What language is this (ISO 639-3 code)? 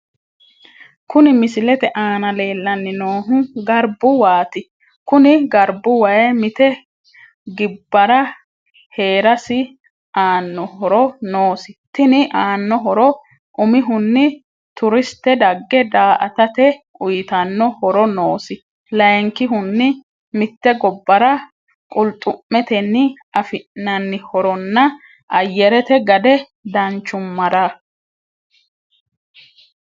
sid